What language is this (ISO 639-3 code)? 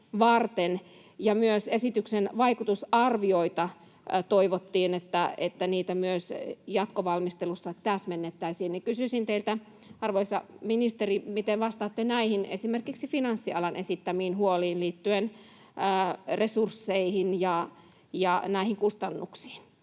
fin